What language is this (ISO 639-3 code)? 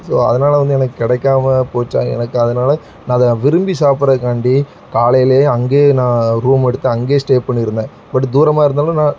tam